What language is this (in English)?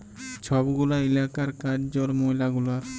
Bangla